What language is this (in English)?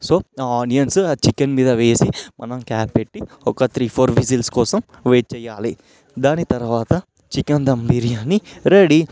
Telugu